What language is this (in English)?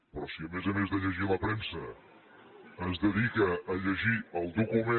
Catalan